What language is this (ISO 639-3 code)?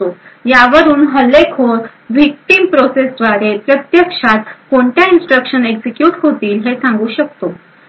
mar